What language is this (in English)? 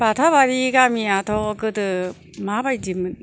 Bodo